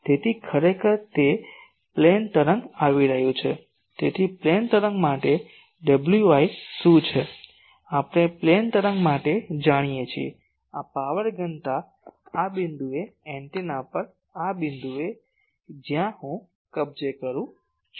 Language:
Gujarati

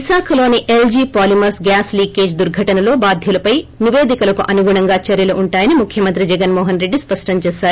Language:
Telugu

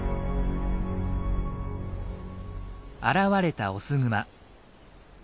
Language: Japanese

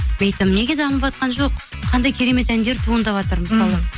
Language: Kazakh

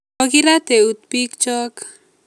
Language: Kalenjin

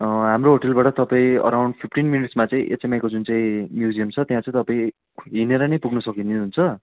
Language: Nepali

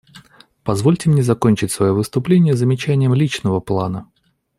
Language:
Russian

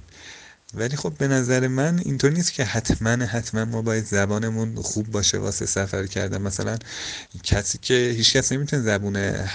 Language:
Persian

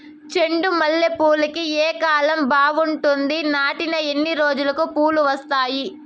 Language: Telugu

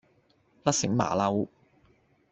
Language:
Cantonese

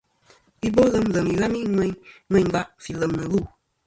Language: Kom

